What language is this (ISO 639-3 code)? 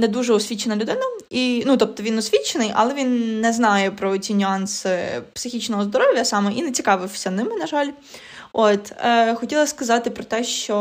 ukr